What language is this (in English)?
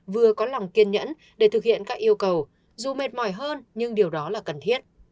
Vietnamese